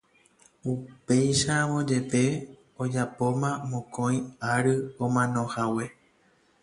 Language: Guarani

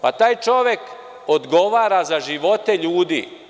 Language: Serbian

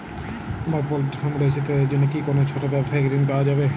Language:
Bangla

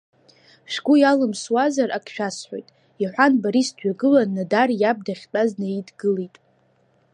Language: Abkhazian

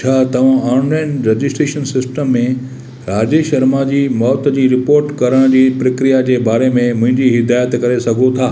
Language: Sindhi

